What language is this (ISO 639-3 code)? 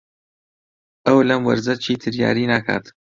ckb